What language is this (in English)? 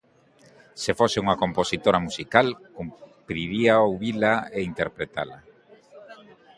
Galician